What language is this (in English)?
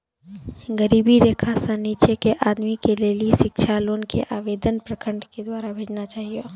Maithili